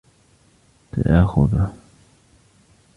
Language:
Arabic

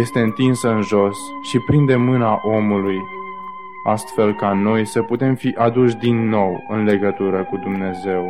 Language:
Romanian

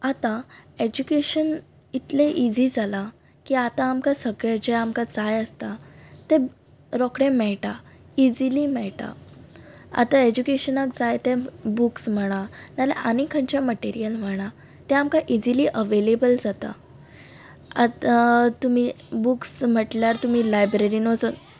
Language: Konkani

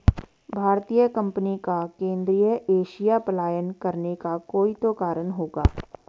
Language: Hindi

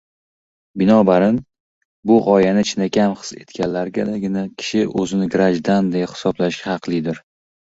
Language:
Uzbek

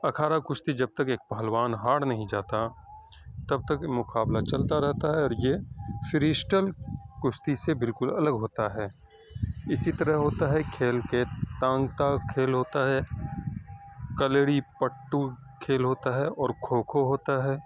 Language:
Urdu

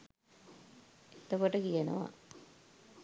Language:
Sinhala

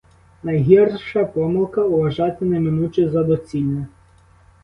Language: Ukrainian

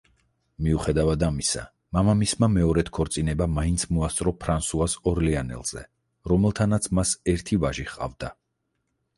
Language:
Georgian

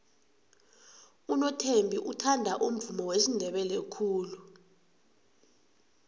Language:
South Ndebele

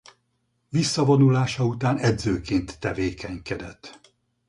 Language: Hungarian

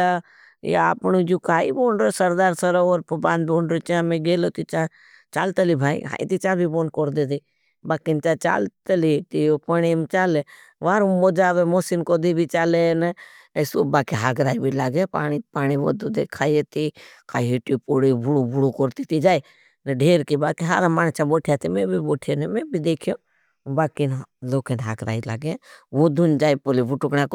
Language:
Bhili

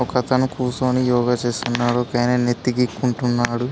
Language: Telugu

